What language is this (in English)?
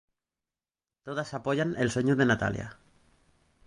Spanish